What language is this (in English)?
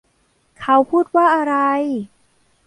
Thai